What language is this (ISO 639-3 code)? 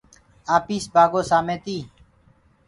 ggg